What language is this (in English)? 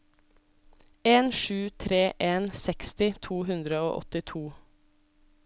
Norwegian